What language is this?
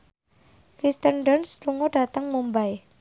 Javanese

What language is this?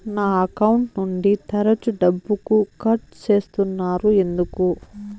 Telugu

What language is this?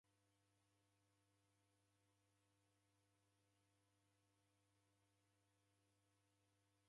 Taita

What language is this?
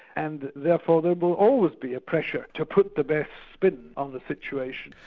English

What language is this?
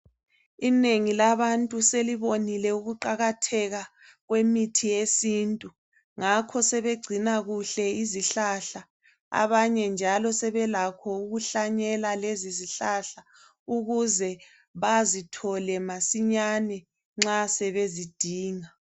North Ndebele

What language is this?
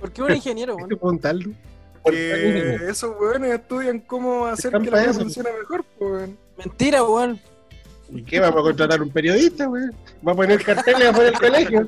Spanish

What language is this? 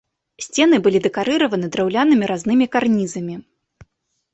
Belarusian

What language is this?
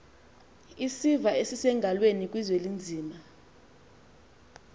Xhosa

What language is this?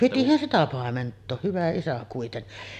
Finnish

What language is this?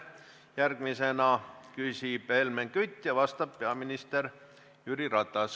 Estonian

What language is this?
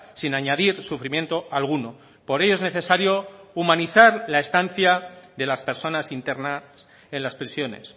Spanish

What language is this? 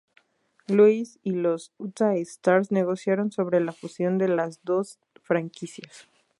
Spanish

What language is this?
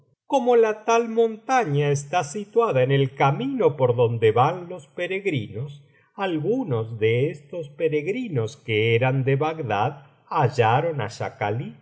Spanish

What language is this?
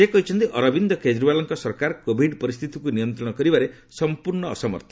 Odia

